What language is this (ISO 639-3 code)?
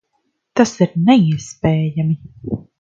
lav